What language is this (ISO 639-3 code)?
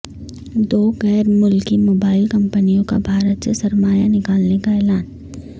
urd